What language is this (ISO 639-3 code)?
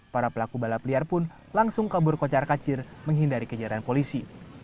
ind